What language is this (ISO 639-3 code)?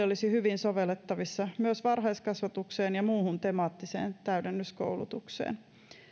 fin